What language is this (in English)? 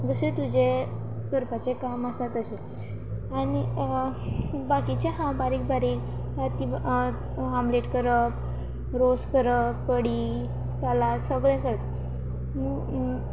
Konkani